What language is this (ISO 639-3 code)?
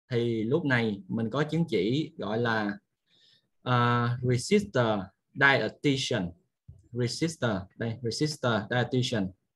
vie